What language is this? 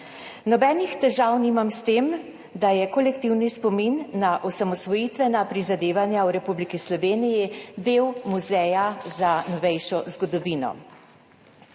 Slovenian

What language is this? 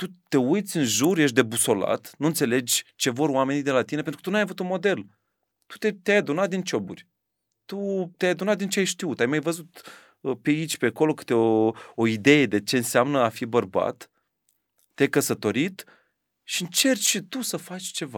Romanian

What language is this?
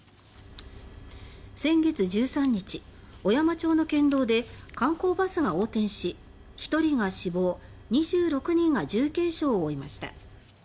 Japanese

